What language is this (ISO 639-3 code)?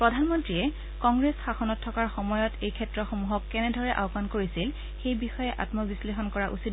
asm